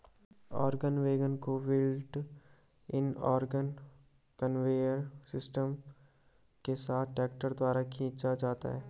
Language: Hindi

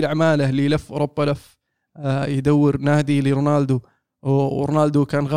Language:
Arabic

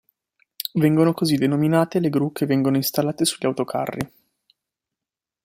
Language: Italian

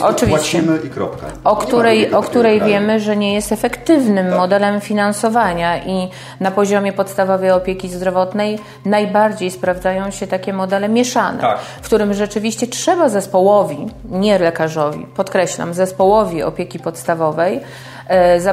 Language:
Polish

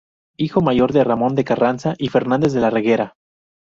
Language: Spanish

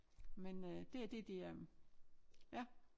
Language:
Danish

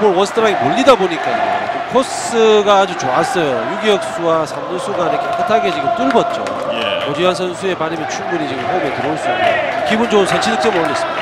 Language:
Korean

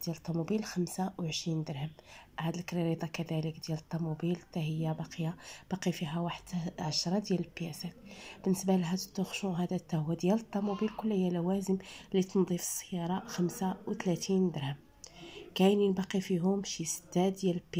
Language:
Arabic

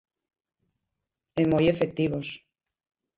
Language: Galician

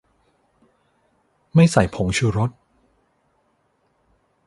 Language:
Thai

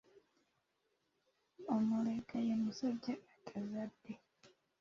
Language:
Ganda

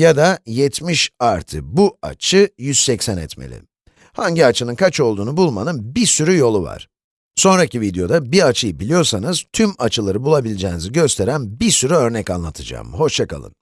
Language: Turkish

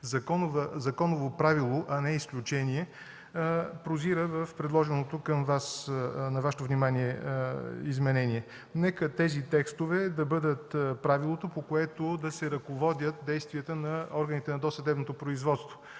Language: Bulgarian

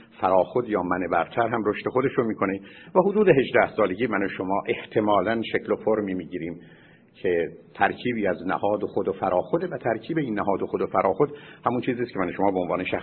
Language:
Persian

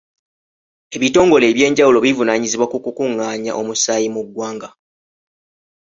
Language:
Ganda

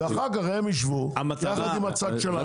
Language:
Hebrew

